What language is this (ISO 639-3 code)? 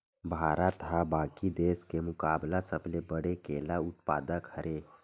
hne